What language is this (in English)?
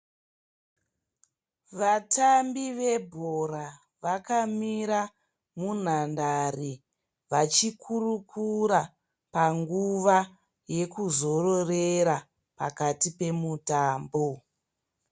Shona